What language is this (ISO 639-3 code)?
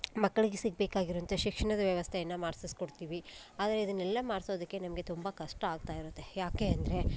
kan